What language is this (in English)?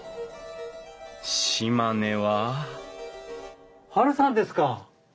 Japanese